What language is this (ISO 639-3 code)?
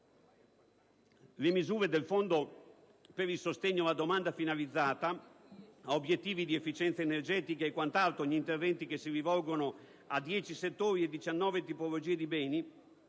ita